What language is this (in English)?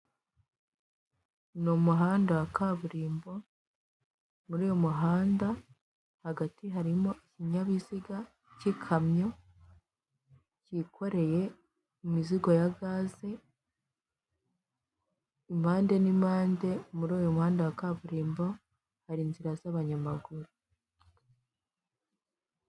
Kinyarwanda